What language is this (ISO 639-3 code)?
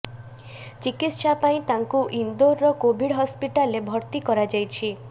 ori